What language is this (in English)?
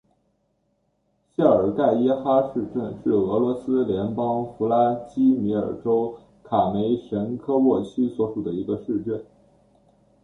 Chinese